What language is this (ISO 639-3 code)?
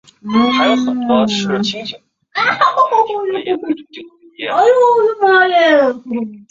zho